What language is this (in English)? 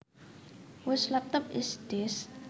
Javanese